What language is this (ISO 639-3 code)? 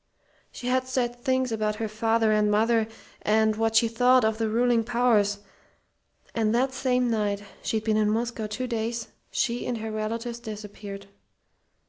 eng